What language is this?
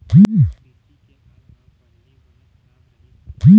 Chhattisgarhi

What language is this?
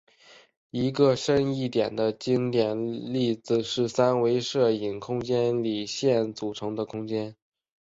Chinese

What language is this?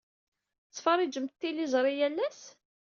Kabyle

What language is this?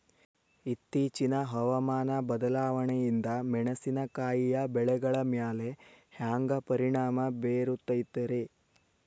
Kannada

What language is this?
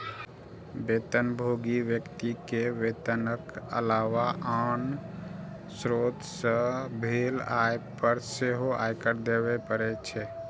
Maithili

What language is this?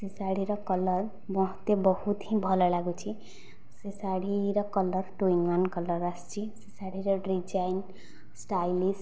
Odia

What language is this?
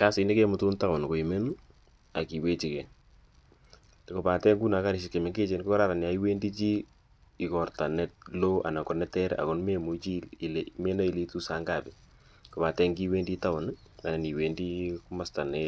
Kalenjin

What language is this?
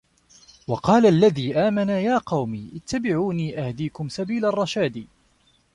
Arabic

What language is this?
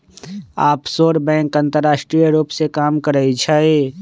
Magahi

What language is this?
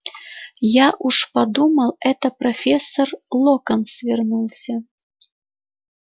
Russian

